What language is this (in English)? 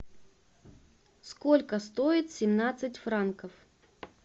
Russian